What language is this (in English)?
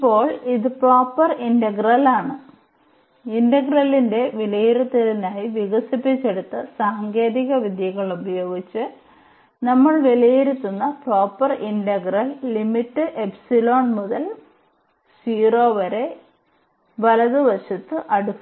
Malayalam